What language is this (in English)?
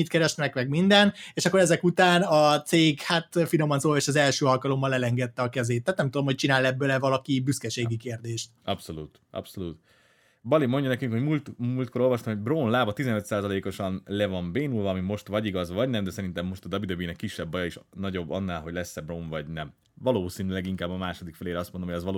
Hungarian